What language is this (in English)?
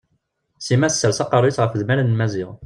Kabyle